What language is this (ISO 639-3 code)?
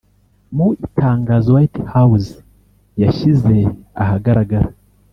kin